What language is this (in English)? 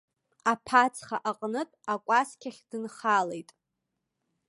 Abkhazian